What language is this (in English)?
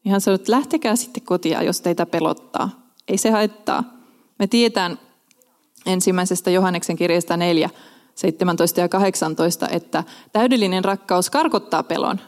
Finnish